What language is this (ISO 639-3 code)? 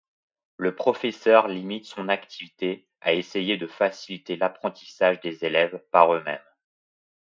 fra